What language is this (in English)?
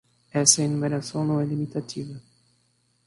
Portuguese